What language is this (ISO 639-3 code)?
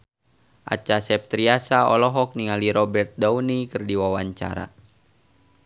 sun